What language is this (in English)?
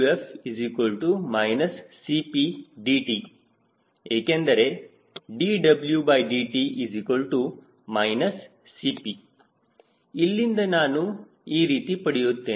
Kannada